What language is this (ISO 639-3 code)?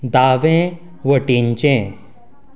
kok